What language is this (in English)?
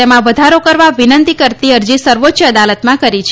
Gujarati